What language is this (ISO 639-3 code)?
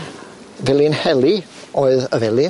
cym